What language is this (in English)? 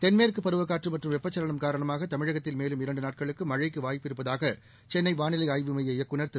Tamil